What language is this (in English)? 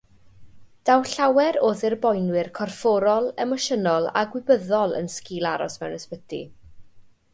Welsh